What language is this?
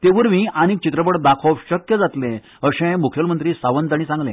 Konkani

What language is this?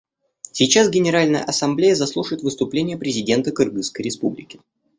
Russian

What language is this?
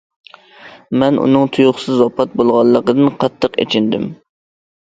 Uyghur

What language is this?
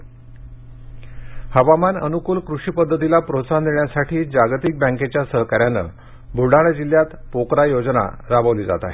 Marathi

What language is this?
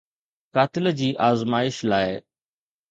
Sindhi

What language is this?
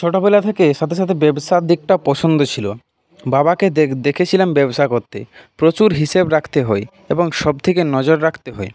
Bangla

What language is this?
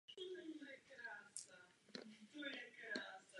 Czech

